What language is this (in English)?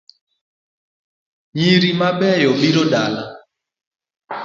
Luo (Kenya and Tanzania)